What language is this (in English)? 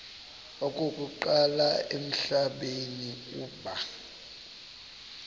Xhosa